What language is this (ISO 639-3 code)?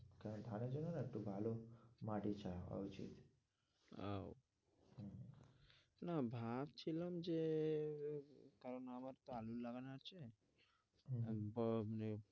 ben